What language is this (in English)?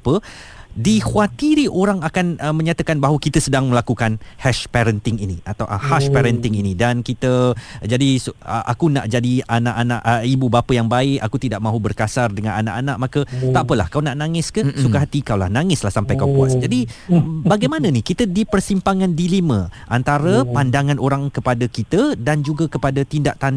Malay